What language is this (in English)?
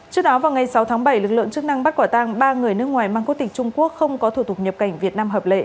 Vietnamese